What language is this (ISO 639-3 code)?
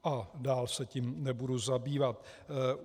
ces